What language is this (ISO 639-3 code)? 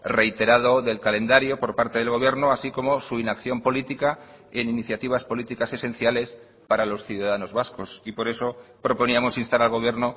spa